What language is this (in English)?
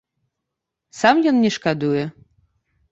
Belarusian